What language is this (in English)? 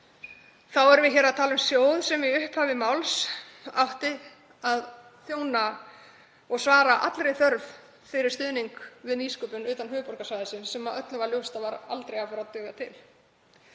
Icelandic